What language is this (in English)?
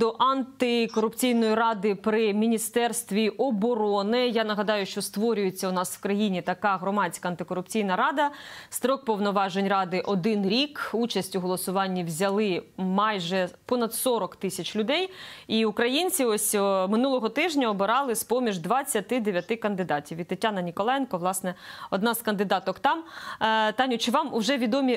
Ukrainian